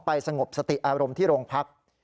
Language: Thai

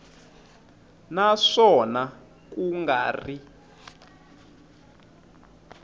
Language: Tsonga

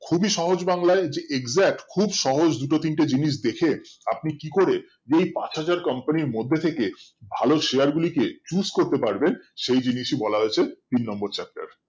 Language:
Bangla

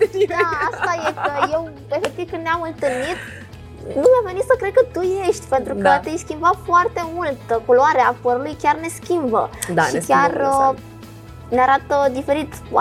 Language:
Romanian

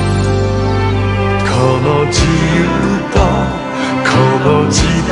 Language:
Korean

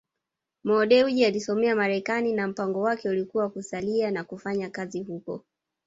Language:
Swahili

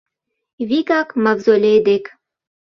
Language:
Mari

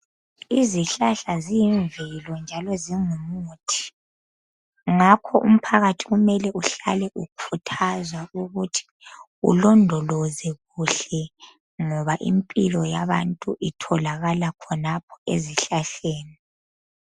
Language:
North Ndebele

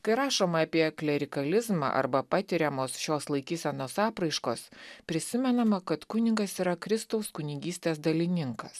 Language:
Lithuanian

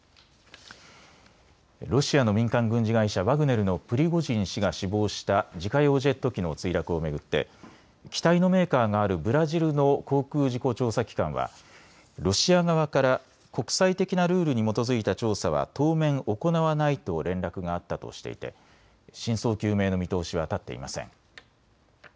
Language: Japanese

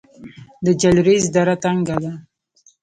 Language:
Pashto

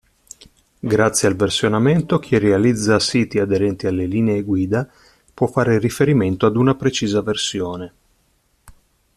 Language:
Italian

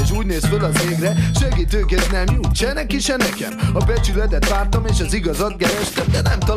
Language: Hungarian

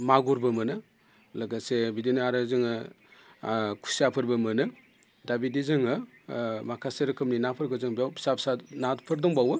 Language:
Bodo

